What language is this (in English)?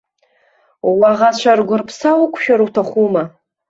Abkhazian